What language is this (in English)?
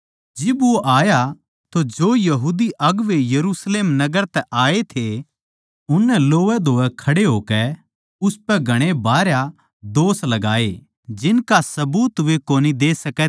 Haryanvi